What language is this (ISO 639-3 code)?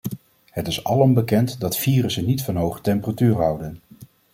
nld